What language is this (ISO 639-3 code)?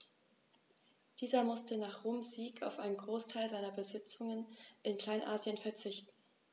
deu